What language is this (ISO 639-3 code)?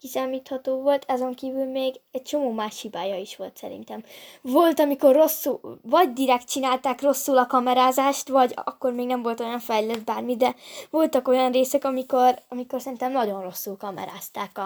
hun